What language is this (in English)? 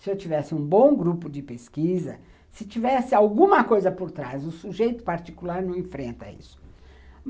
Portuguese